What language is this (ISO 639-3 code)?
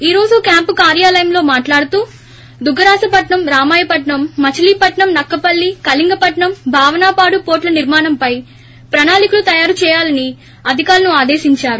tel